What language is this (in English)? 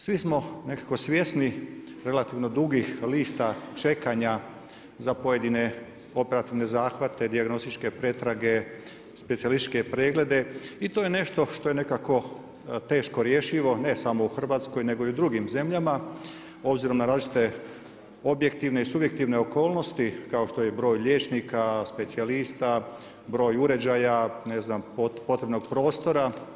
Croatian